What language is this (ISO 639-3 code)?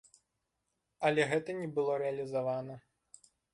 bel